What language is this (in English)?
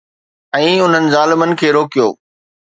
Sindhi